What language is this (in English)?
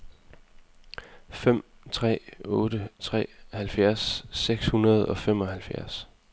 Danish